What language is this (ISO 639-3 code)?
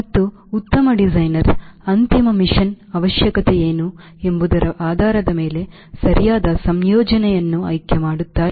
kan